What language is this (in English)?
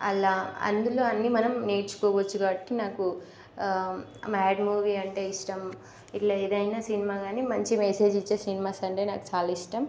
Telugu